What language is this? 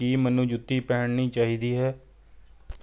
Punjabi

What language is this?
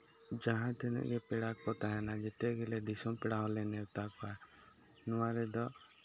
Santali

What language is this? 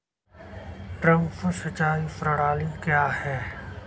Hindi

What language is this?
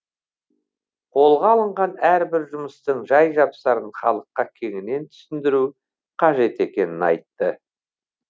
Kazakh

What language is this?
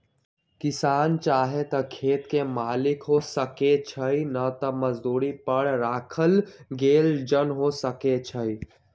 Magahi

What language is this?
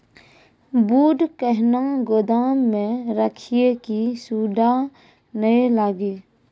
Maithili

